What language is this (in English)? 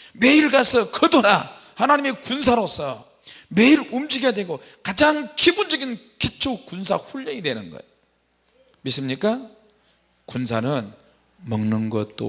Korean